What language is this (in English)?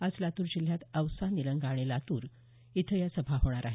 Marathi